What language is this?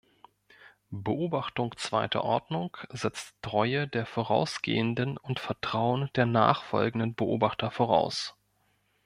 German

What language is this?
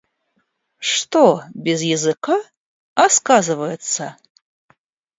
Russian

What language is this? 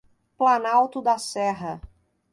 Portuguese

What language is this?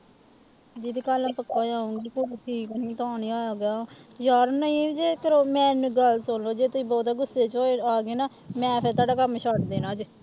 Punjabi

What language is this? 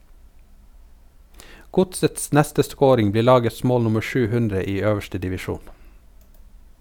Norwegian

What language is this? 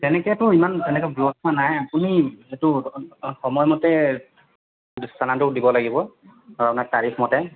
Assamese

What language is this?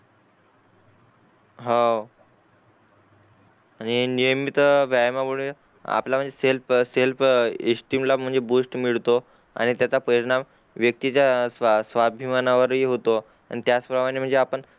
Marathi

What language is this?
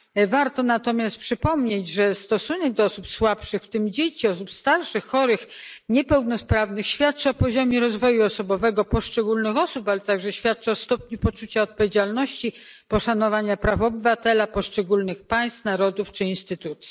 Polish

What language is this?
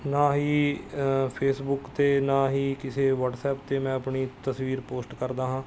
Punjabi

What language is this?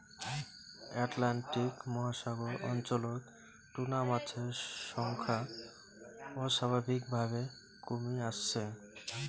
Bangla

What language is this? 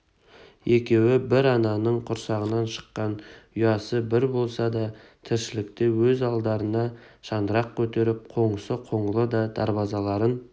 Kazakh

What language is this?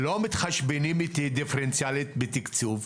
Hebrew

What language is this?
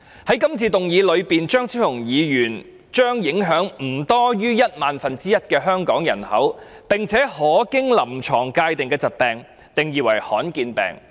Cantonese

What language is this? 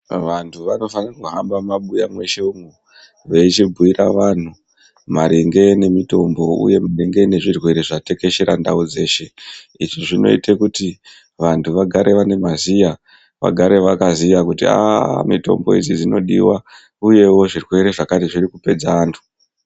Ndau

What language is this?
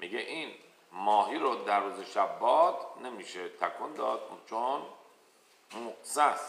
Persian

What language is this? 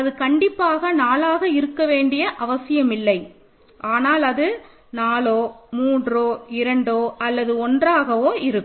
Tamil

